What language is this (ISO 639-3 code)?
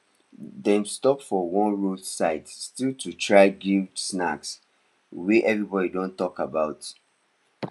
pcm